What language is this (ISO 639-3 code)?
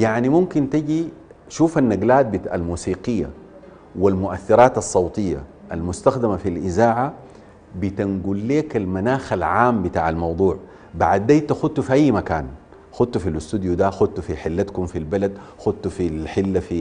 ara